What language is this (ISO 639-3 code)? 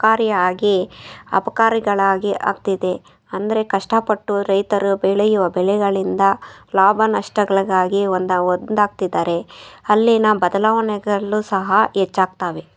kan